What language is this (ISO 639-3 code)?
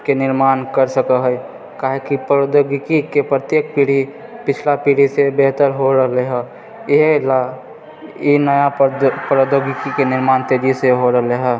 mai